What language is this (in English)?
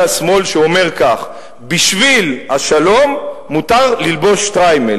Hebrew